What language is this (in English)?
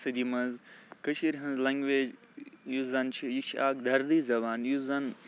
Kashmiri